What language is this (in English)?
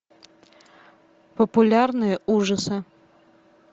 Russian